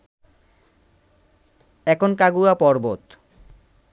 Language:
Bangla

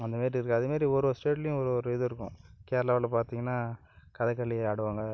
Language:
Tamil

